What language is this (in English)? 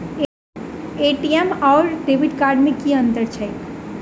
Maithili